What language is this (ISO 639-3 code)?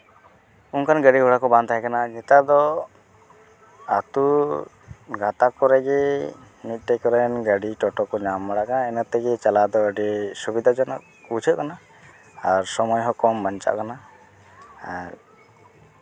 sat